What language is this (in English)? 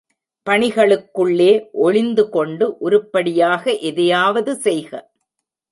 Tamil